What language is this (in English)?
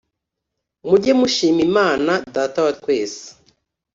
Kinyarwanda